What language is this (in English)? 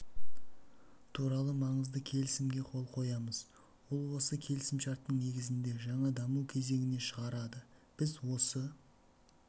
Kazakh